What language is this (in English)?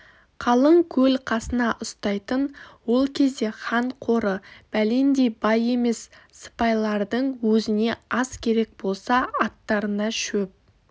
Kazakh